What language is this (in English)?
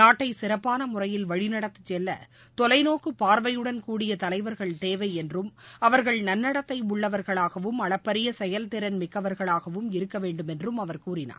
Tamil